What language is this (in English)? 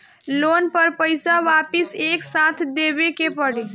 Bhojpuri